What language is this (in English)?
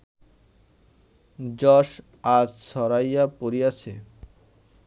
Bangla